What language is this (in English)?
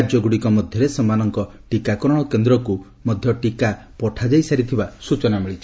Odia